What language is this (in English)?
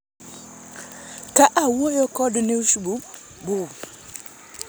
Luo (Kenya and Tanzania)